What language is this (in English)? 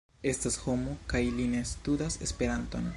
Esperanto